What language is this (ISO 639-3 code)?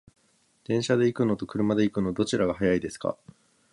jpn